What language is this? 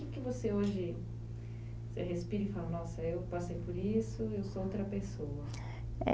Portuguese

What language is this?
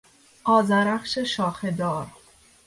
Persian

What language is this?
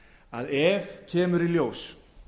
Icelandic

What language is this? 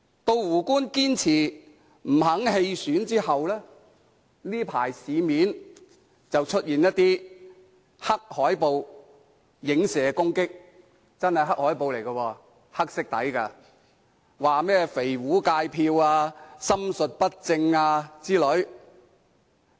Cantonese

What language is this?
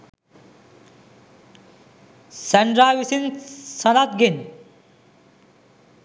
Sinhala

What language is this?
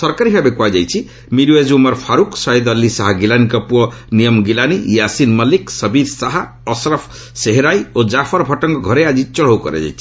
Odia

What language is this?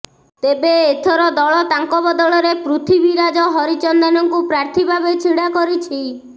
Odia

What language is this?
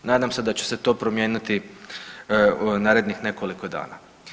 Croatian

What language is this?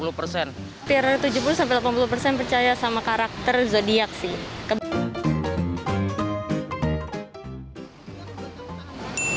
Indonesian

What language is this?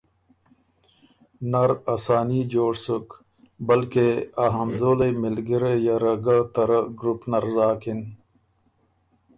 Ormuri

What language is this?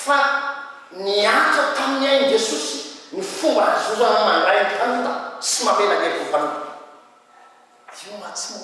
Italian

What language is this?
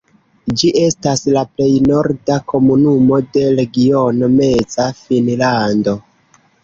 Esperanto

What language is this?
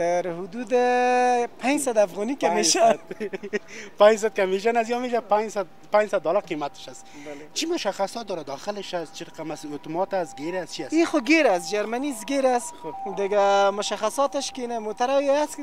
Arabic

